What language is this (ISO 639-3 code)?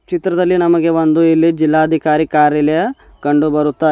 kan